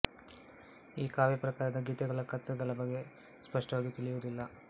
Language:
Kannada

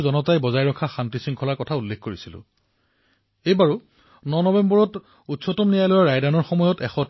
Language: Assamese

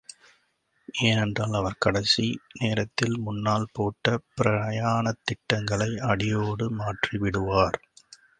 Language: Tamil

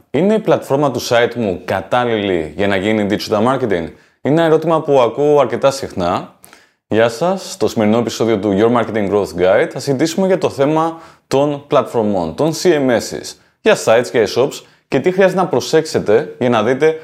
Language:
Greek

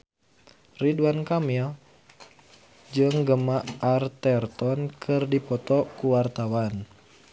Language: Sundanese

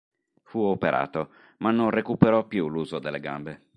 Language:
Italian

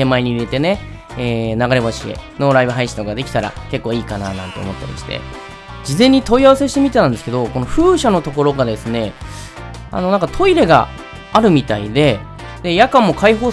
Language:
Japanese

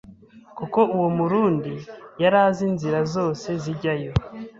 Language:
Kinyarwanda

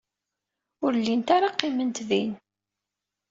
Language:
Kabyle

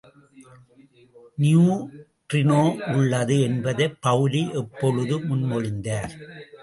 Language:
Tamil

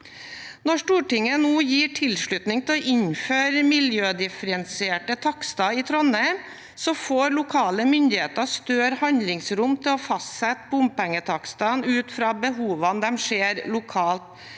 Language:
Norwegian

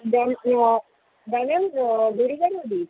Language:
Sanskrit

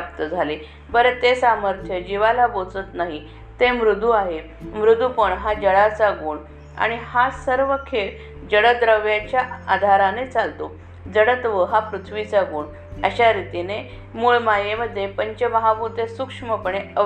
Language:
Marathi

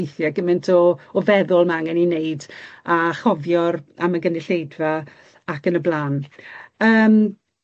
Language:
Welsh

